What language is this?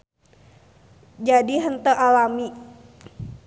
Sundanese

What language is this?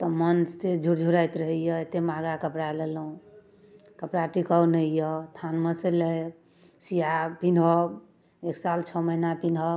Maithili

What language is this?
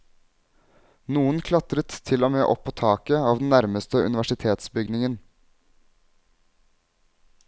Norwegian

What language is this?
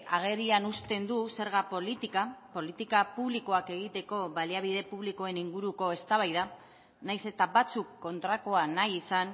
Basque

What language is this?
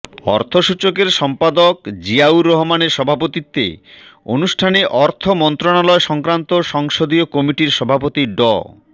Bangla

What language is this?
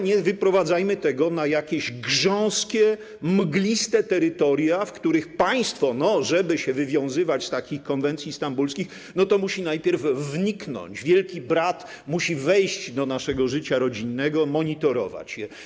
Polish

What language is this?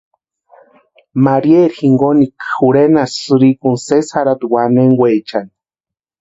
Western Highland Purepecha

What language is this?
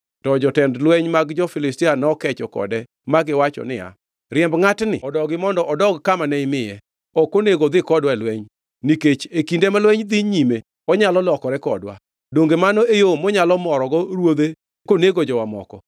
Luo (Kenya and Tanzania)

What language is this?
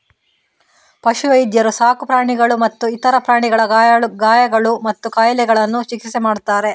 Kannada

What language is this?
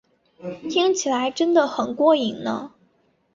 Chinese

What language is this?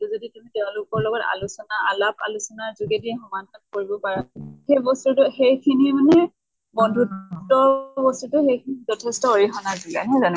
Assamese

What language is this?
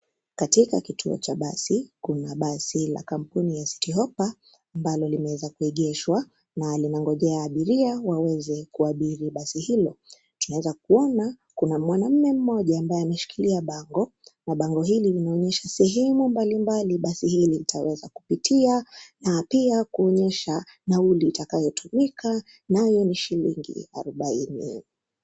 Swahili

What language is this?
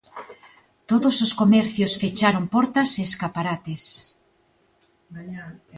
Galician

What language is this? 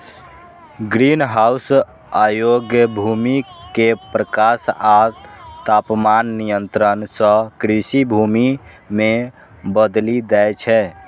Maithili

